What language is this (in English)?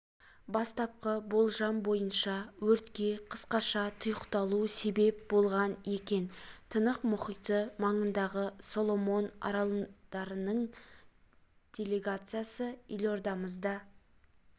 Kazakh